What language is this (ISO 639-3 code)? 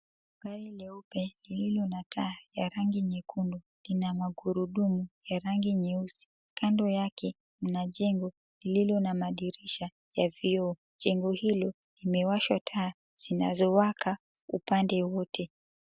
swa